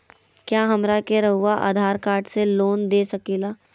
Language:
Magahi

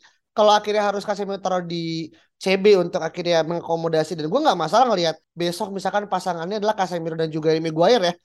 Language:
Indonesian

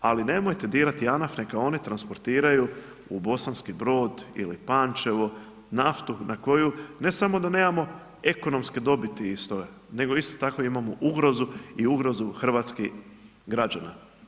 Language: Croatian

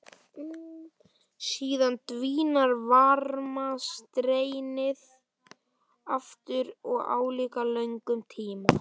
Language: Icelandic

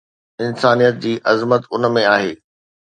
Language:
Sindhi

